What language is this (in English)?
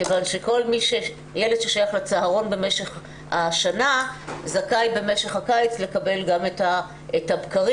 Hebrew